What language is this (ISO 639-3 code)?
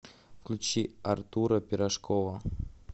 rus